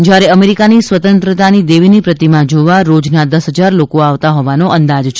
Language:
Gujarati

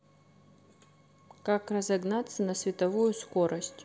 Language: Russian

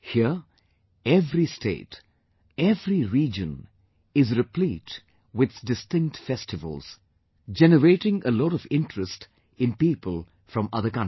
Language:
English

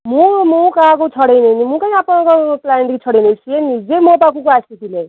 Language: Odia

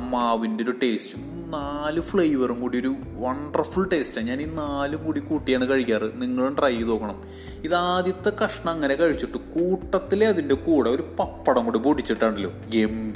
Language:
Malayalam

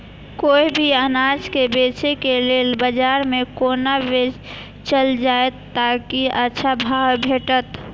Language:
Maithili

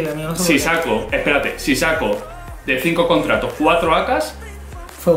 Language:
Spanish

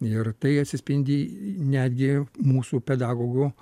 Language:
Lithuanian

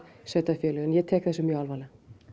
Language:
Icelandic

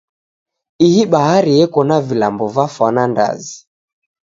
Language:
Taita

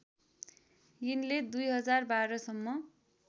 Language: Nepali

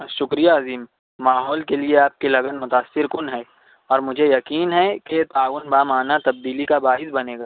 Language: Urdu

